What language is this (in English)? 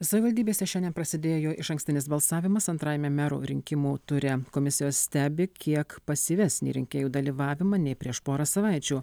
Lithuanian